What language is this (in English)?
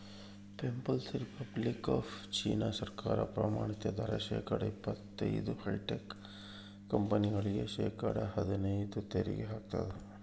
Kannada